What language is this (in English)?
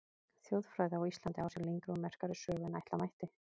Icelandic